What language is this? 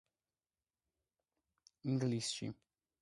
Georgian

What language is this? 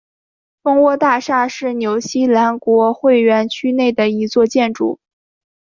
Chinese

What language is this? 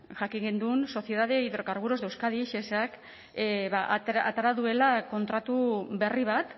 Basque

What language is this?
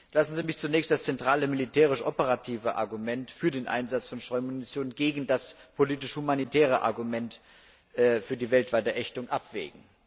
German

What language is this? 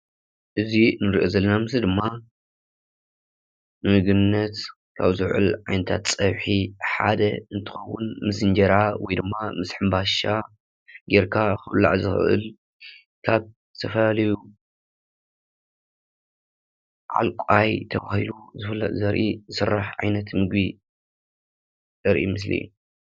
Tigrinya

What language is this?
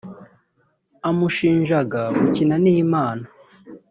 Kinyarwanda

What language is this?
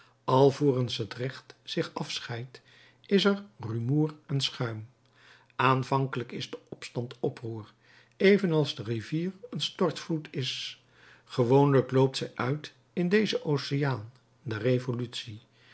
Dutch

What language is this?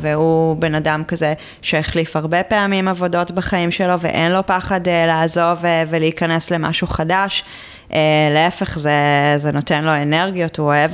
Hebrew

